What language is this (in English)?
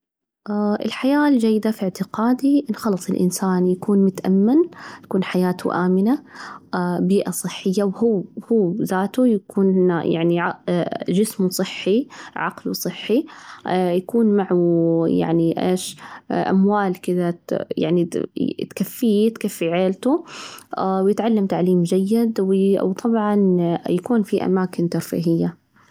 Najdi Arabic